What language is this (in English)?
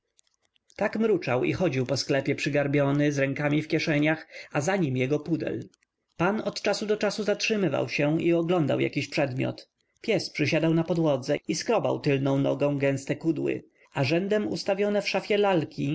Polish